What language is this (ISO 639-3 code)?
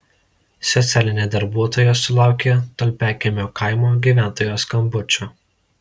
lit